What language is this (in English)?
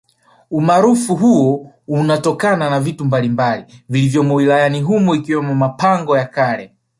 Swahili